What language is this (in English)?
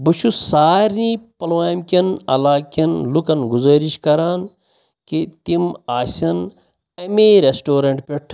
Kashmiri